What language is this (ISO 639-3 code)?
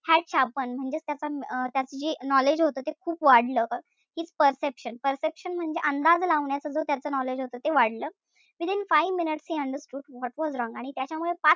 mar